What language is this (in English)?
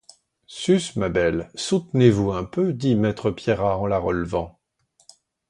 French